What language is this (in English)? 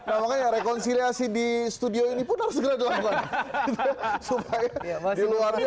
Indonesian